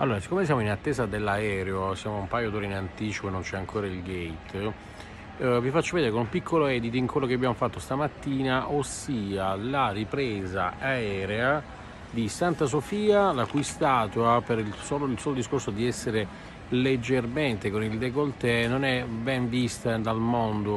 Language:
Italian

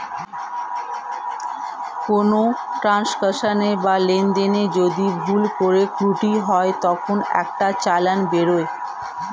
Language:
Bangla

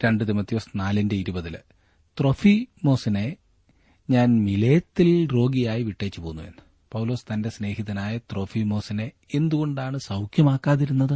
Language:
Malayalam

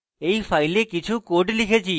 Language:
Bangla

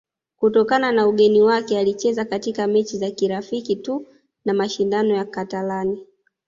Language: Swahili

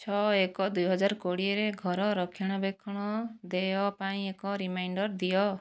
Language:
Odia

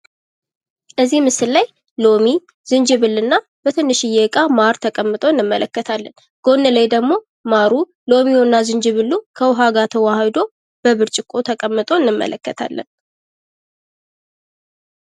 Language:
Amharic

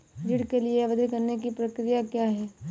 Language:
Hindi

